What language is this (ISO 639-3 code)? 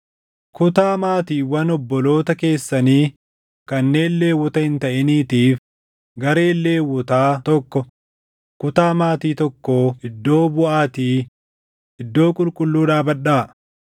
orm